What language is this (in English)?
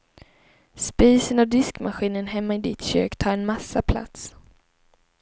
Swedish